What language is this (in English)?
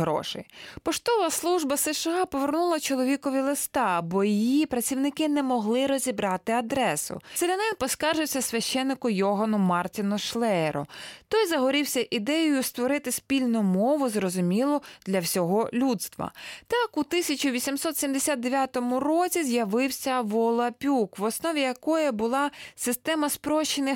Ukrainian